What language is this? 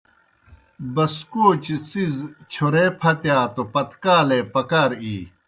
Kohistani Shina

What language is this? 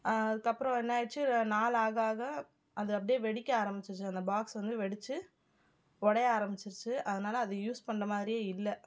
Tamil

